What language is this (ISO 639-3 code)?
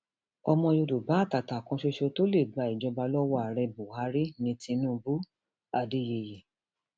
yor